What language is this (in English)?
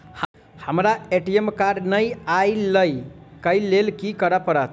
Maithili